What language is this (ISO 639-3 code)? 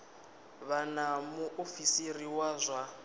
ven